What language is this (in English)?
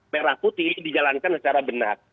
Indonesian